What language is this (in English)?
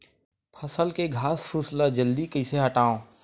Chhattisgarhi